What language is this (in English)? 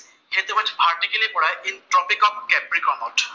Assamese